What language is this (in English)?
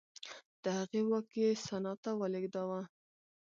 Pashto